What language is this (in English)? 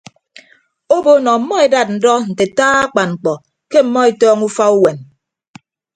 Ibibio